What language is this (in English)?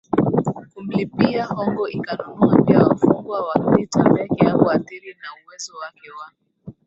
Swahili